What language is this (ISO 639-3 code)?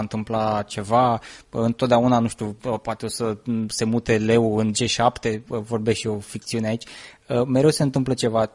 ron